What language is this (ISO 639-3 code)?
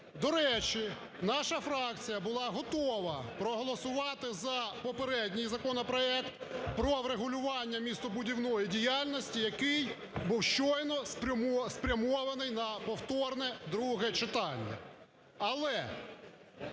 ukr